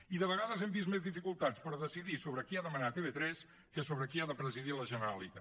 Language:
Catalan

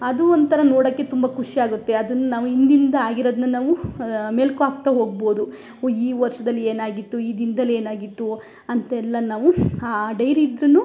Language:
Kannada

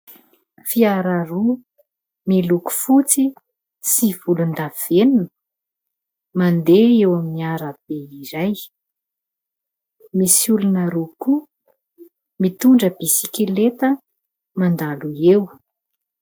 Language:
Malagasy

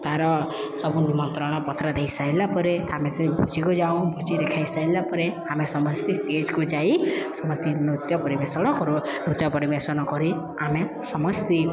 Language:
Odia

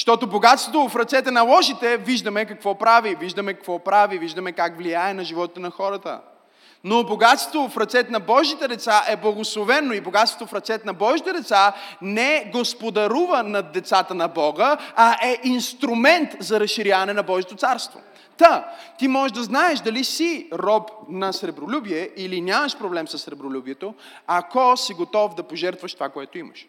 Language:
Bulgarian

